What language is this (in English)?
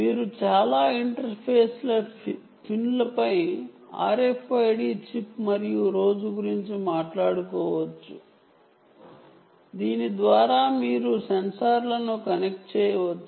Telugu